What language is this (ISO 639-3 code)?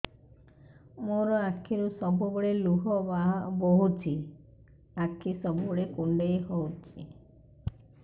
ori